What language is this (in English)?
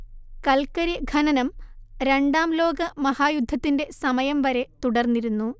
Malayalam